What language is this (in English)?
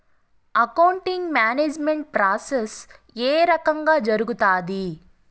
Telugu